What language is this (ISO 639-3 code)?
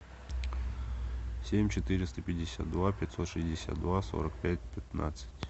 rus